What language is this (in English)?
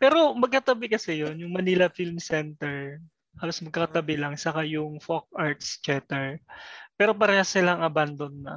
Filipino